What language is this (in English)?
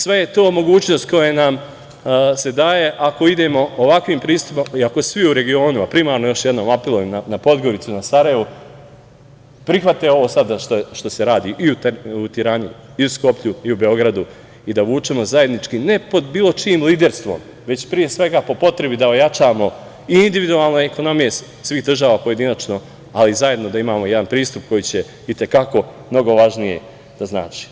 Serbian